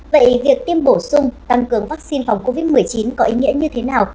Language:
Vietnamese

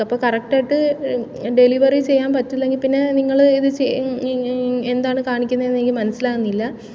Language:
Malayalam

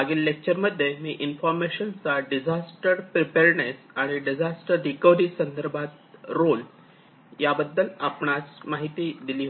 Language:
Marathi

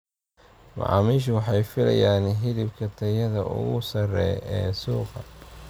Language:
Somali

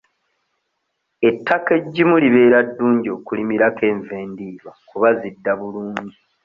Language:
Ganda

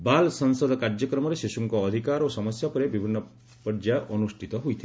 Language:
Odia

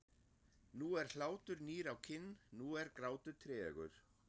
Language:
Icelandic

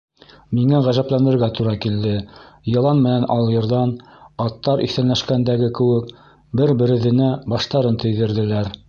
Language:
Bashkir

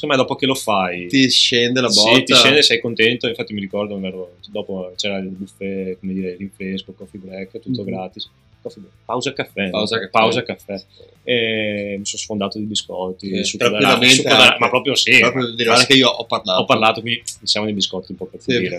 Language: Italian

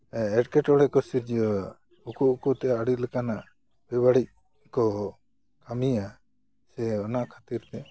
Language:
Santali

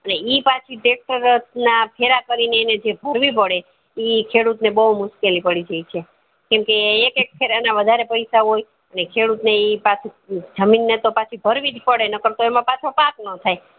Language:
Gujarati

